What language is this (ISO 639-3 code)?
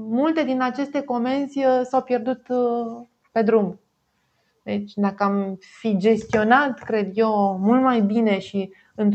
ron